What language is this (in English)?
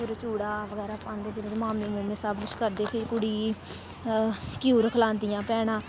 Dogri